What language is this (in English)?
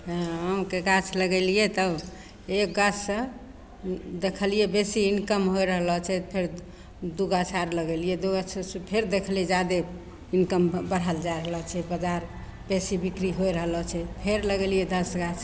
Maithili